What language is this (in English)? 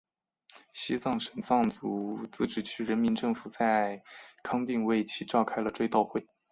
Chinese